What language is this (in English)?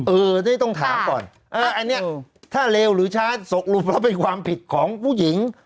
Thai